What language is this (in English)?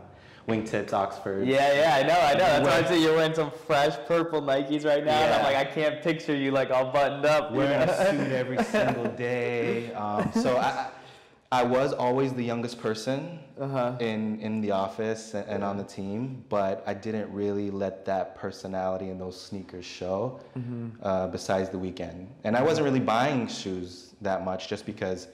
English